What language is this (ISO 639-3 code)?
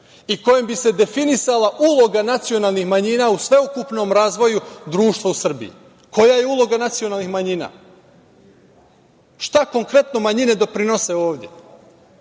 srp